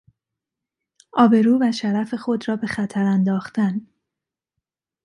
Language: Persian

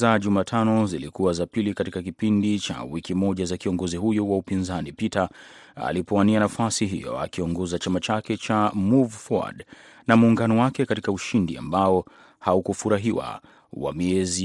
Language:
Swahili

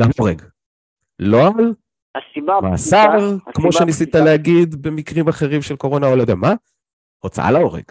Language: Hebrew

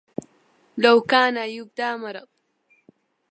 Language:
Arabic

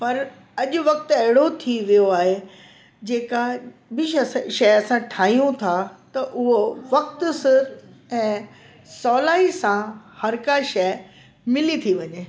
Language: Sindhi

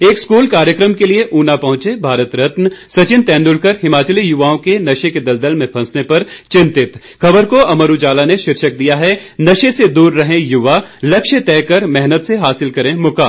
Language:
Hindi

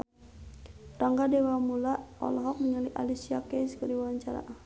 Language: Sundanese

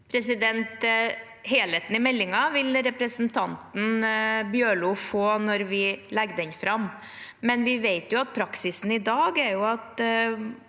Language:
Norwegian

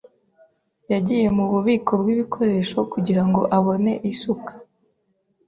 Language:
Kinyarwanda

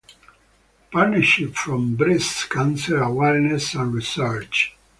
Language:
English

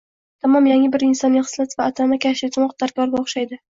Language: Uzbek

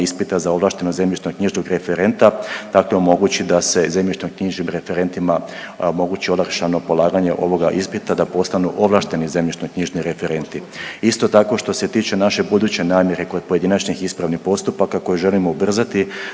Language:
Croatian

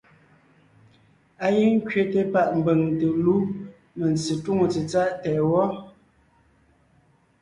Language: Ngiemboon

